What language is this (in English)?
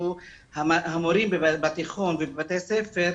Hebrew